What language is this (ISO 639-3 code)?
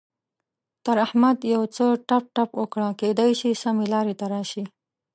pus